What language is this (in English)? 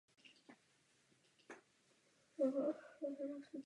Czech